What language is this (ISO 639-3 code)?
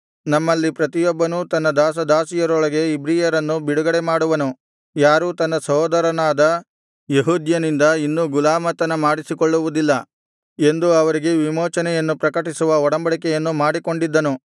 kan